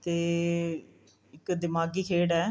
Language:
Punjabi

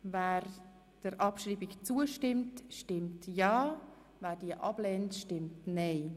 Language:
Swiss German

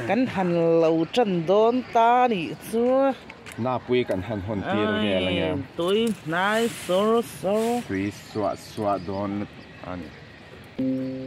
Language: Thai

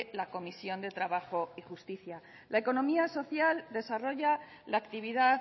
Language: Spanish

